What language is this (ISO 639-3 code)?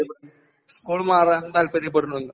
mal